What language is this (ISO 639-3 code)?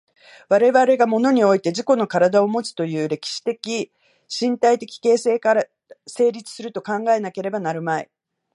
jpn